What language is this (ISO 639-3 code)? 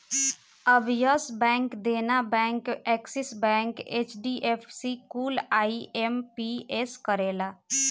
bho